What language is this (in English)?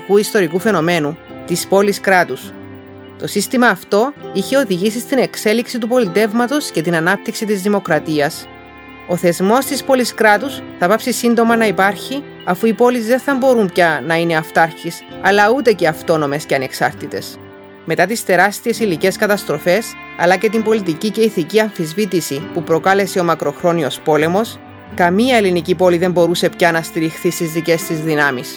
Greek